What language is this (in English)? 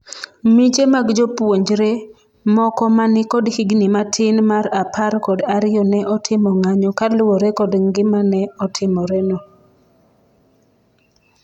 Luo (Kenya and Tanzania)